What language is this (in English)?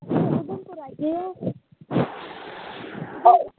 Dogri